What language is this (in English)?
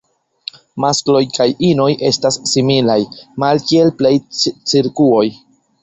Esperanto